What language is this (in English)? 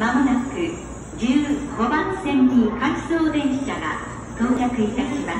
Japanese